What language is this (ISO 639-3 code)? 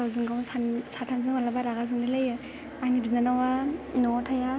brx